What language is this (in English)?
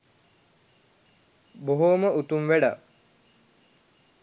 Sinhala